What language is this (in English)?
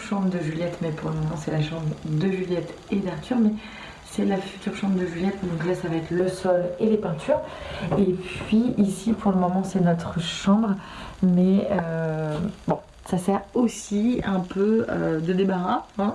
French